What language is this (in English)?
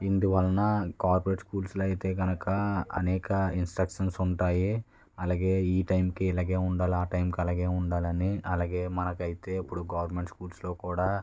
Telugu